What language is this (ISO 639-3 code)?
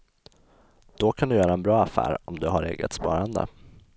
swe